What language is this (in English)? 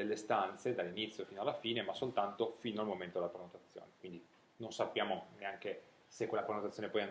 Italian